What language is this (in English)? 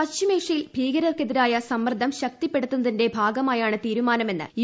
Malayalam